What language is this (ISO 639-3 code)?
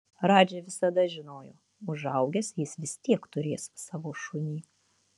lit